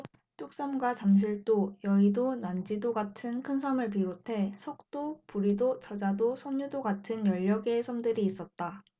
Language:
Korean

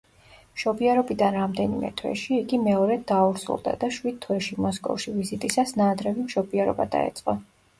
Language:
Georgian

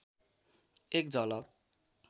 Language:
Nepali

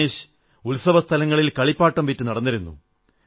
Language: Malayalam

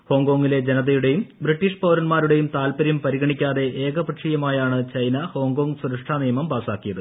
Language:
Malayalam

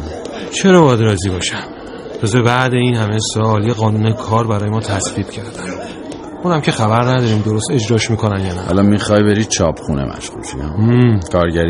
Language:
Persian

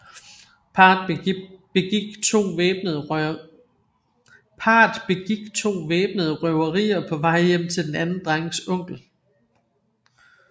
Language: Danish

